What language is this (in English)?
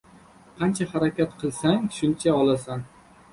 Uzbek